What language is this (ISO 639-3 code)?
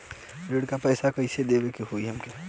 bho